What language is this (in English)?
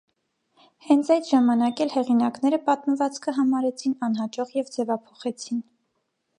Armenian